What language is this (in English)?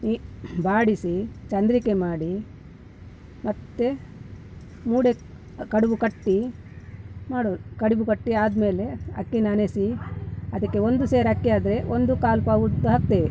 Kannada